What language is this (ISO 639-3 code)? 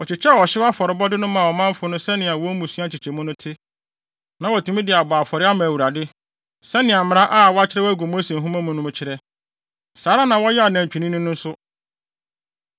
aka